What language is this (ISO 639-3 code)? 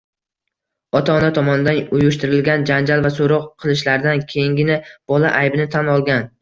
uzb